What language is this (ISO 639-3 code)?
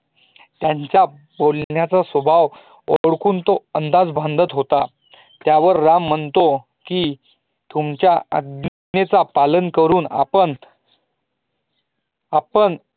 mar